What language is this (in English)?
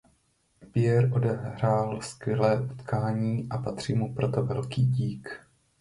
Czech